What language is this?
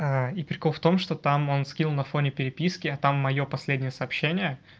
Russian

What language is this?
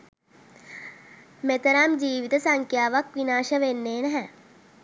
Sinhala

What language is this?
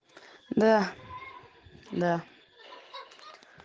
Russian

